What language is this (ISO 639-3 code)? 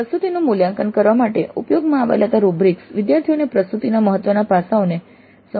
guj